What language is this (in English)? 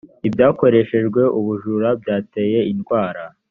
Kinyarwanda